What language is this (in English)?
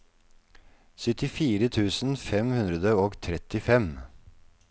Norwegian